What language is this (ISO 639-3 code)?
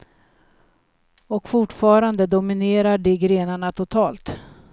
swe